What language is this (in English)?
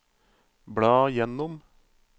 Norwegian